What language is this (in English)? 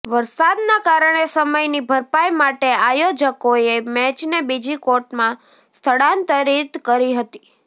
Gujarati